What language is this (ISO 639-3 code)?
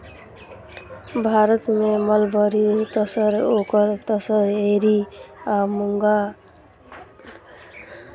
mai